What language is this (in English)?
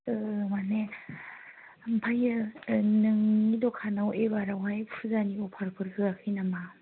Bodo